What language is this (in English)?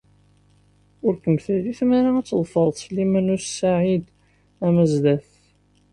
Kabyle